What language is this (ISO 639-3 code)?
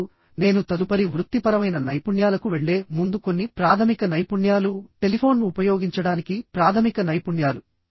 tel